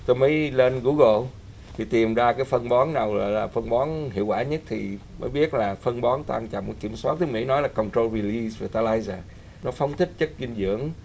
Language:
Vietnamese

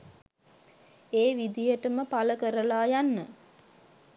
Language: Sinhala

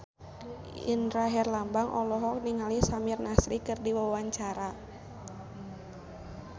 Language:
Sundanese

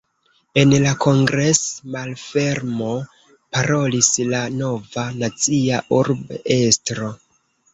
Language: Esperanto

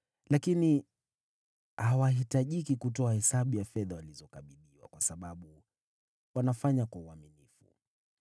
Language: Swahili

